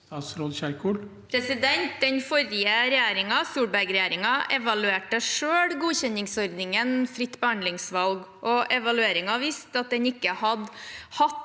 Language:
Norwegian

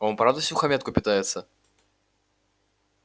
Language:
Russian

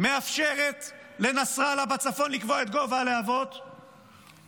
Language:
Hebrew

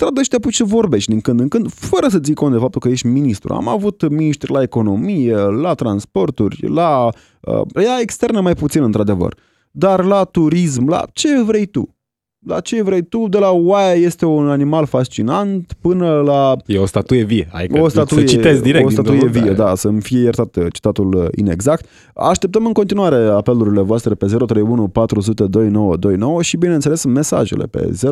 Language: Romanian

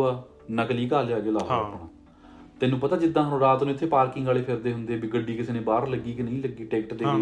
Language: Punjabi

